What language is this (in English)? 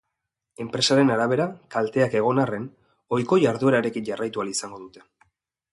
Basque